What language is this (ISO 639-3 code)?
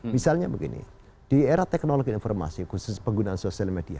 ind